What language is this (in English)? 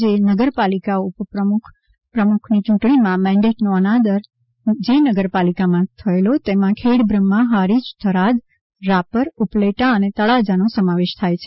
Gujarati